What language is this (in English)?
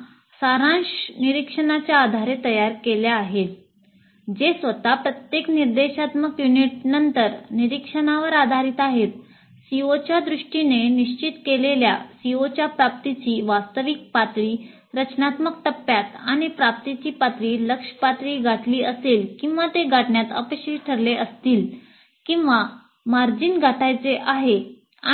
Marathi